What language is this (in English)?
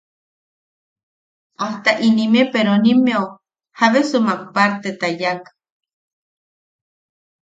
Yaqui